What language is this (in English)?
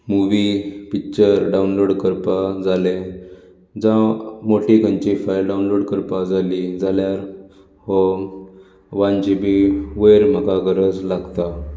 Konkani